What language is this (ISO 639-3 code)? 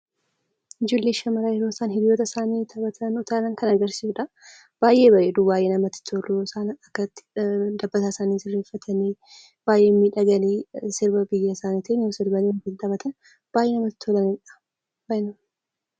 orm